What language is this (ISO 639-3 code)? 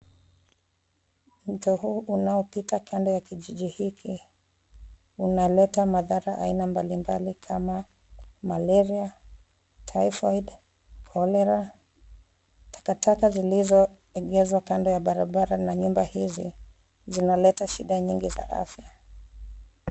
swa